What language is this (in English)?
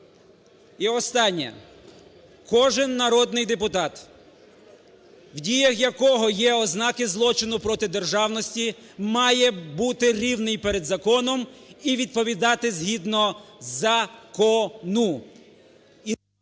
Ukrainian